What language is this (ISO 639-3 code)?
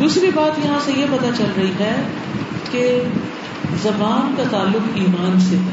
urd